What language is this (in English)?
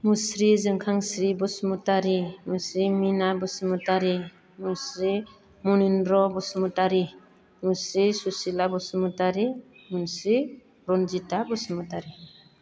Bodo